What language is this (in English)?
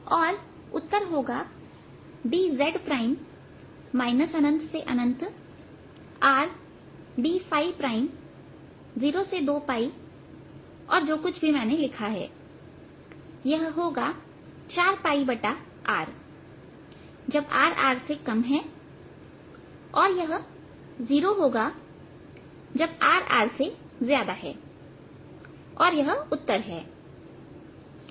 Hindi